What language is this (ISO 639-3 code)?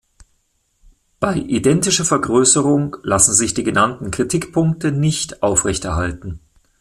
deu